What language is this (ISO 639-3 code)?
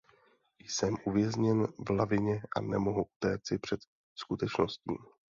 ces